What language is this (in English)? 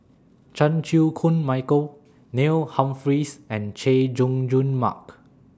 English